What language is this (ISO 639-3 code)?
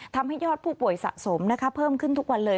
tha